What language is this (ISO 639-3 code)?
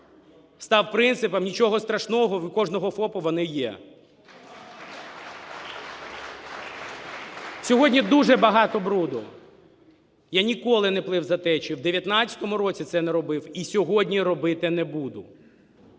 ukr